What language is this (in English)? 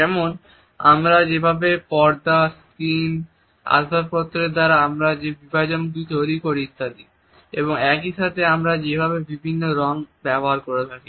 Bangla